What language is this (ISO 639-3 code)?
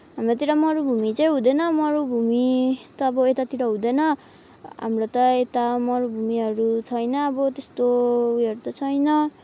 nep